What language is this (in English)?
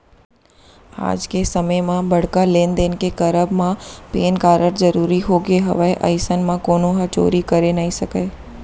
Chhattisgarhi